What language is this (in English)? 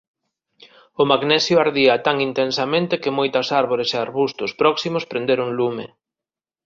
Galician